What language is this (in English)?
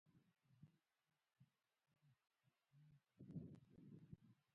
Pashto